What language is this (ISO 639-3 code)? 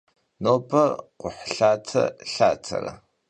kbd